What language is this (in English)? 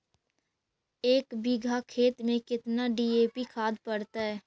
Magahi